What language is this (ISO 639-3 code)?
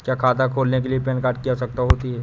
hin